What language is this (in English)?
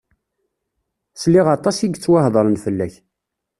Kabyle